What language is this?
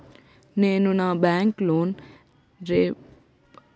Telugu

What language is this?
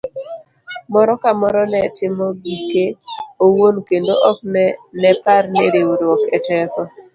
Luo (Kenya and Tanzania)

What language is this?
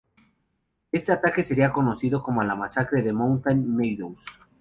Spanish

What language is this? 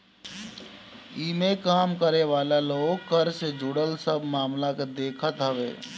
Bhojpuri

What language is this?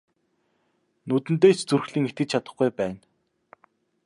Mongolian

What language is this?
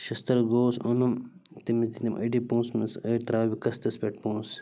Kashmiri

